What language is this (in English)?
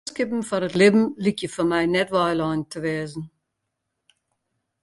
Western Frisian